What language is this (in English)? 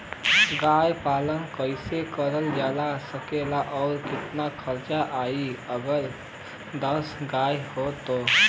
Bhojpuri